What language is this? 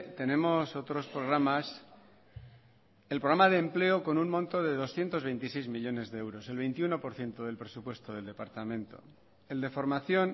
Spanish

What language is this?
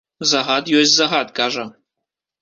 Belarusian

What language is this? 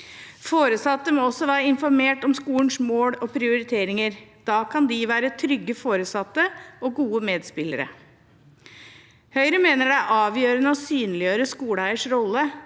Norwegian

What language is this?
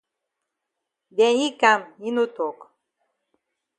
Cameroon Pidgin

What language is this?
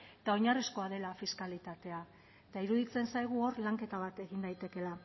Basque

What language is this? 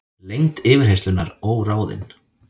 Icelandic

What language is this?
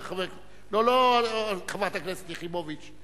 Hebrew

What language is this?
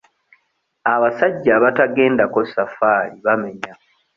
Ganda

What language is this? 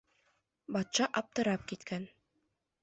Bashkir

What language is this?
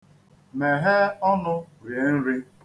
Igbo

